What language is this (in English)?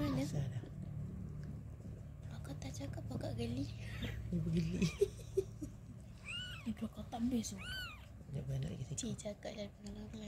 Malay